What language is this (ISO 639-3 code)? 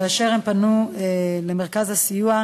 heb